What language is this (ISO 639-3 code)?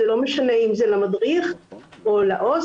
heb